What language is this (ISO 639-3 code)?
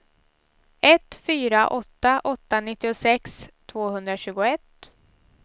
swe